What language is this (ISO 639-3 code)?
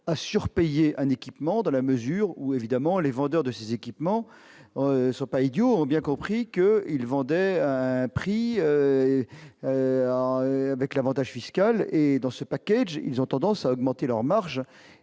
fra